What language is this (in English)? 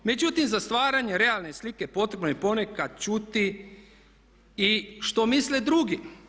Croatian